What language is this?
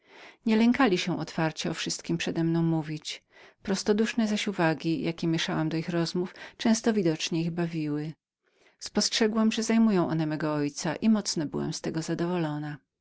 Polish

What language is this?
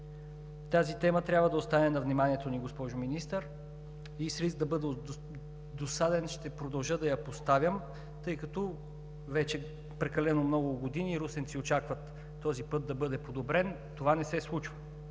Bulgarian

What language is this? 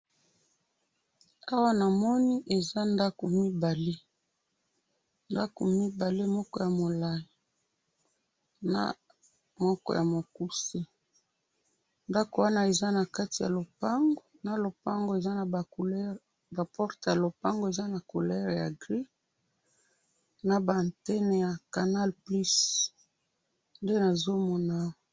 Lingala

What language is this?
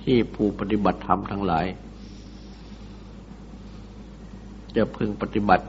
Thai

